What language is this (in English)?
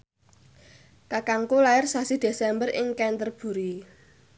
Javanese